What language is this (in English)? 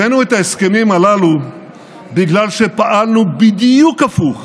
Hebrew